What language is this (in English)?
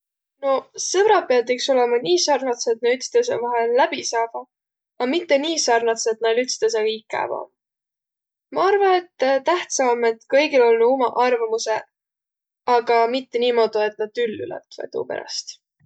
Võro